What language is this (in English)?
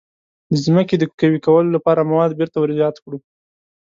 Pashto